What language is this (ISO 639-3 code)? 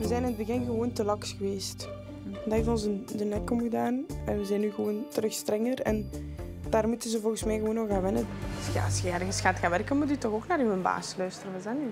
nld